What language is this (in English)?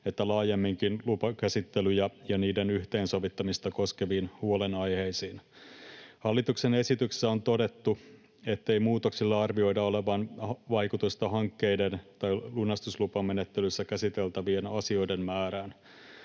Finnish